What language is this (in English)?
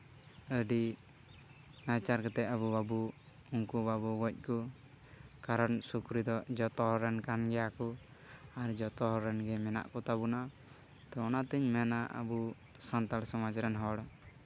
Santali